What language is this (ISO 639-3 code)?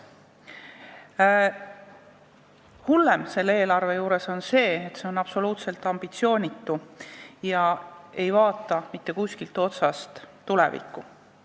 est